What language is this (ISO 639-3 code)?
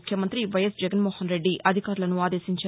tel